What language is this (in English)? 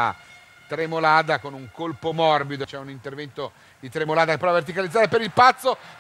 Italian